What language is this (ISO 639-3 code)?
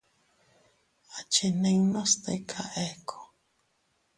cut